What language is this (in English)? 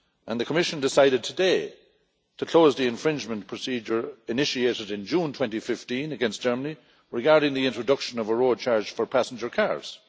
English